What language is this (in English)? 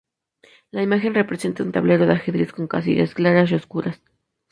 Spanish